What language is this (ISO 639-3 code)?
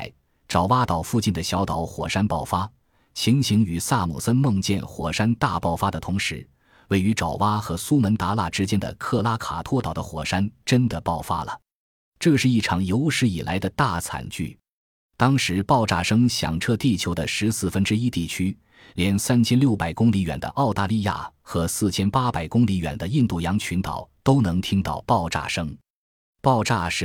zho